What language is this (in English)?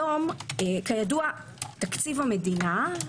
Hebrew